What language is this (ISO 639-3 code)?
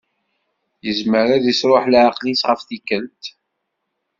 kab